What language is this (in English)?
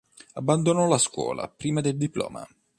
Italian